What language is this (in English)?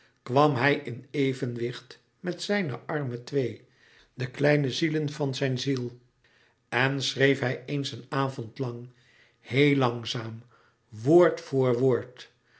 Dutch